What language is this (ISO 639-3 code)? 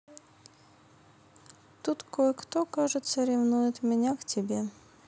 rus